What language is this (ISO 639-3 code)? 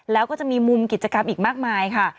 tha